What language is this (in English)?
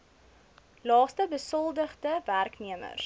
Afrikaans